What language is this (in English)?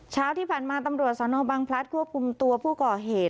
Thai